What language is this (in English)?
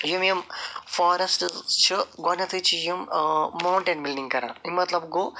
Kashmiri